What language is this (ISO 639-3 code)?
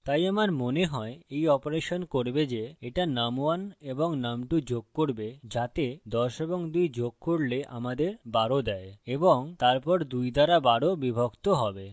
ben